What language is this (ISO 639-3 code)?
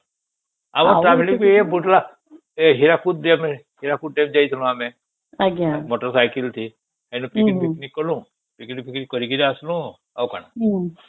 ori